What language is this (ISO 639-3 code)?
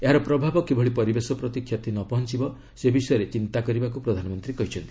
ori